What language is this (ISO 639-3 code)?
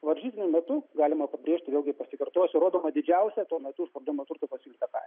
lit